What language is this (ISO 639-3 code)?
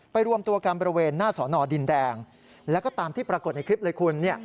tha